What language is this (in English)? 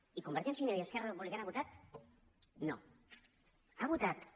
Catalan